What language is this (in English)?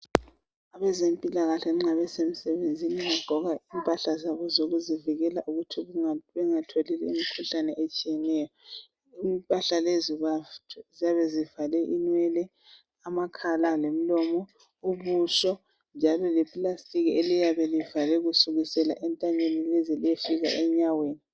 North Ndebele